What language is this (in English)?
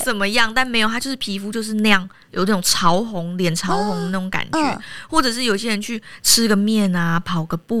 Chinese